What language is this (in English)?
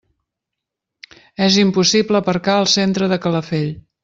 Catalan